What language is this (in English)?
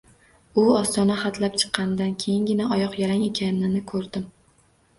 Uzbek